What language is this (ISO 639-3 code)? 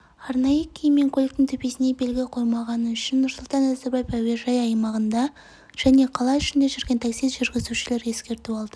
kaz